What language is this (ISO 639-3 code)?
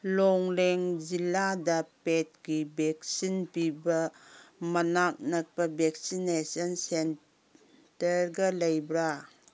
mni